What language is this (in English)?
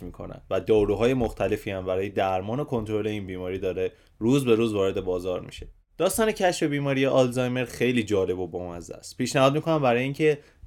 Persian